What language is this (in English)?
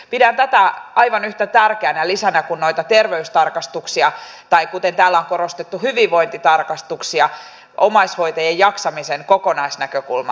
Finnish